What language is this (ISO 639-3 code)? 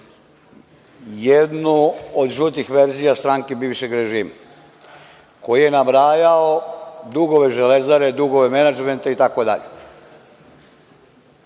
srp